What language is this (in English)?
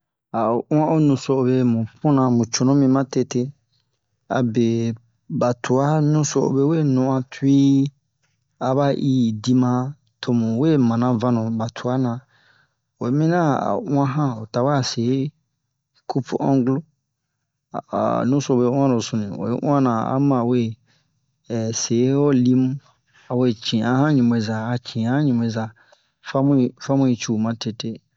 Bomu